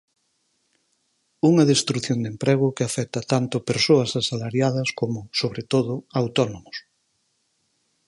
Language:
Galician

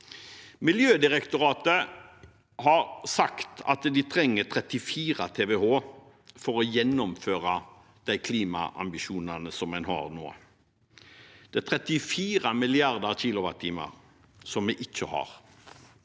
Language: Norwegian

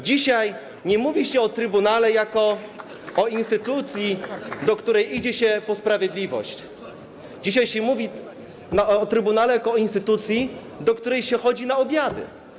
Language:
Polish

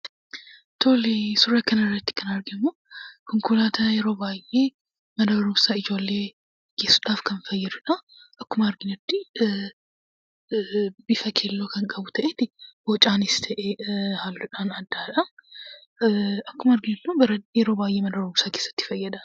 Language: Oromo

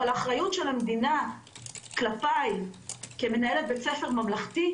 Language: Hebrew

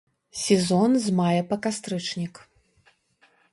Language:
Belarusian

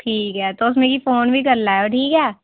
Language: Dogri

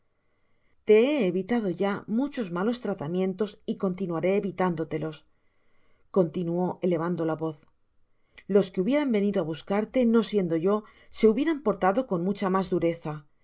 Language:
Spanish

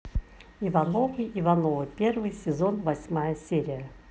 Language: Russian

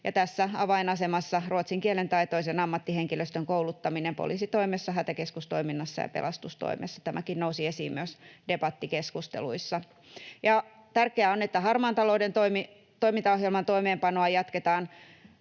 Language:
Finnish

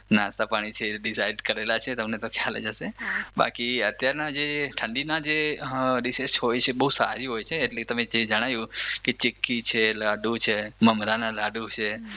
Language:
Gujarati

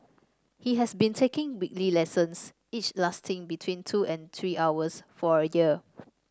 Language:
English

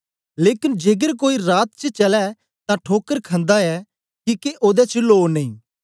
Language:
Dogri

